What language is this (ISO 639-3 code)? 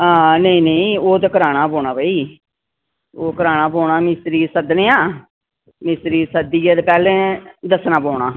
doi